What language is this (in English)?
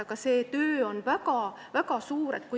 Estonian